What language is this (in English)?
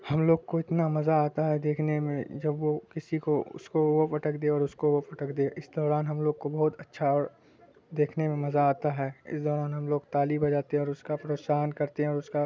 Urdu